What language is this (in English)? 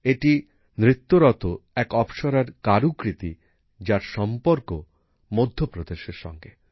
Bangla